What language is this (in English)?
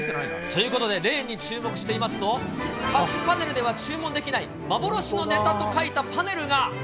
Japanese